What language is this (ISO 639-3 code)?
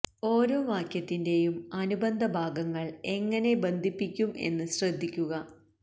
mal